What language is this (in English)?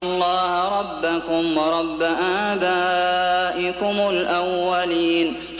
Arabic